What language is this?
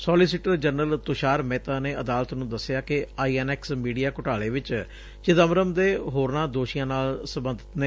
Punjabi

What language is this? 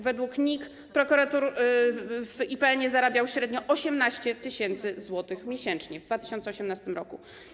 Polish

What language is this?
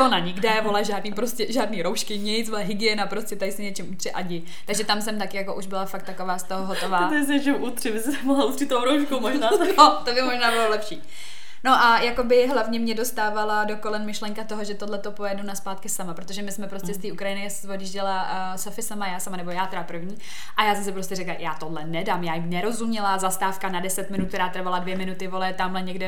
Czech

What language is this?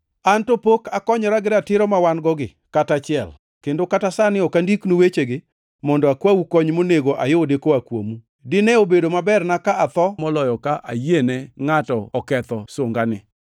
Luo (Kenya and Tanzania)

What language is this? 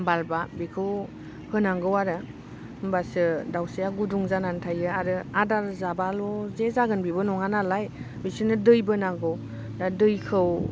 Bodo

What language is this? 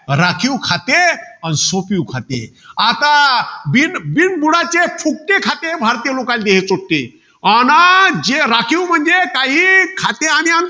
Marathi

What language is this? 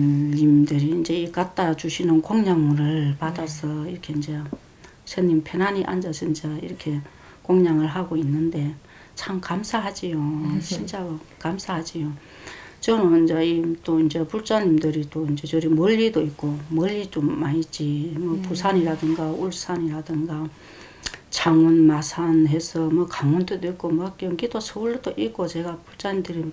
Korean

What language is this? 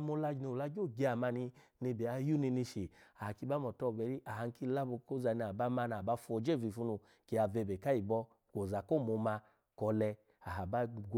Alago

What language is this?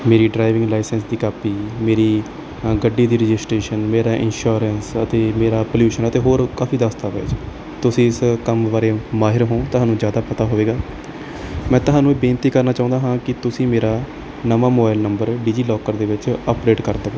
Punjabi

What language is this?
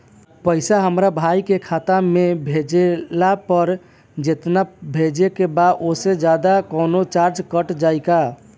Bhojpuri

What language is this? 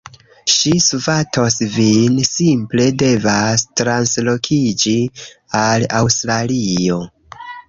Esperanto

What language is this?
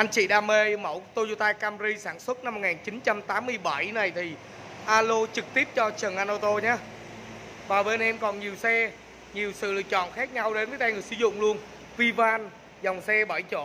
Vietnamese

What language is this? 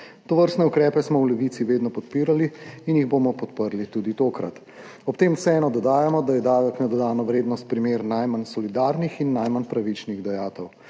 Slovenian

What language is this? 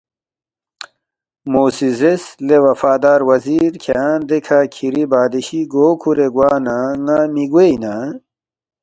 Balti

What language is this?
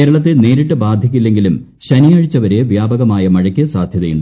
Malayalam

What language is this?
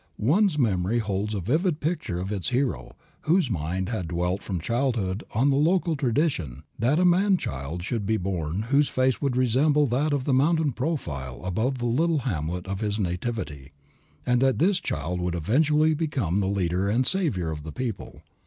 English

